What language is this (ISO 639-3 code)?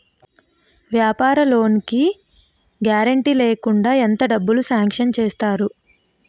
tel